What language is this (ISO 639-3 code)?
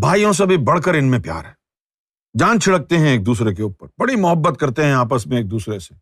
urd